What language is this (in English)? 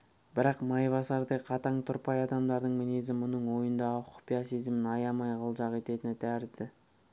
Kazakh